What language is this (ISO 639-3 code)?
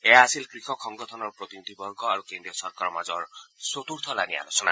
asm